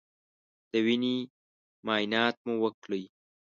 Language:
Pashto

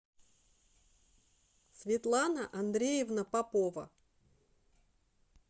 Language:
Russian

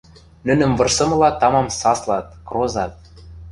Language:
Western Mari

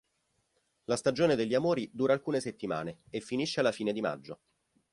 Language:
Italian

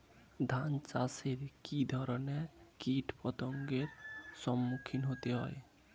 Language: Bangla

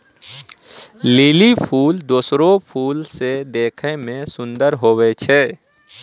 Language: Maithili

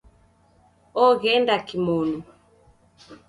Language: Taita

